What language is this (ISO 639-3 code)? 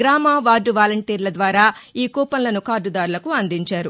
tel